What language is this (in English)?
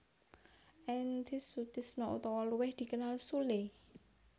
Javanese